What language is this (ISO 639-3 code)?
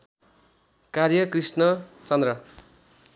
nep